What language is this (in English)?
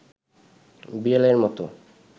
Bangla